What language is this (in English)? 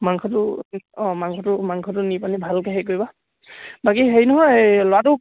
Assamese